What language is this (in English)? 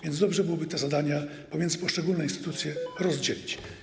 Polish